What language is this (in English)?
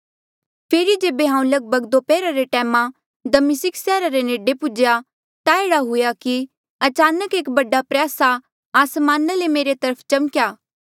Mandeali